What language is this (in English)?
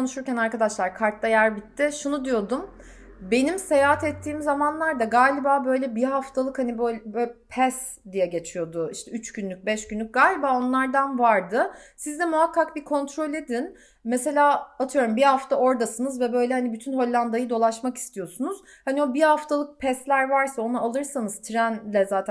Turkish